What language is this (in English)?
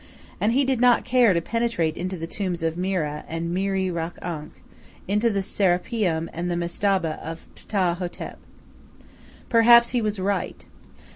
English